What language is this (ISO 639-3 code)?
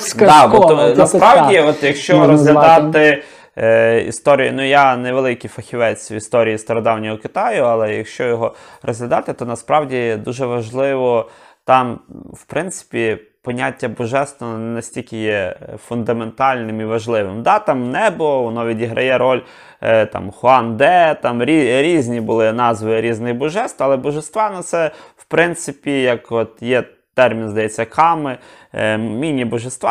ukr